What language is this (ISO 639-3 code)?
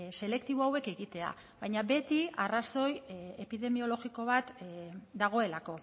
eus